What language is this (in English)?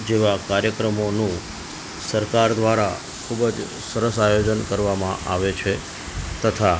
Gujarati